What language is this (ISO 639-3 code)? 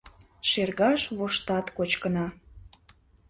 chm